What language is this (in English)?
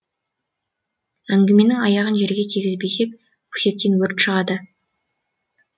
Kazakh